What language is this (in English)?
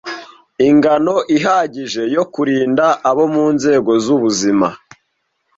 Kinyarwanda